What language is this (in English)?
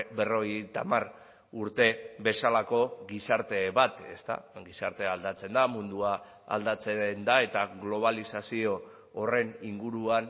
Basque